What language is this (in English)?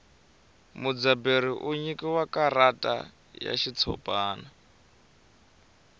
Tsonga